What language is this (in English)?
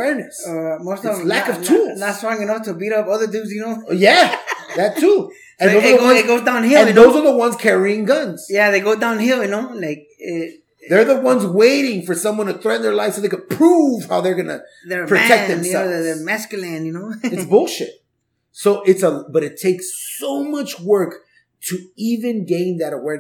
English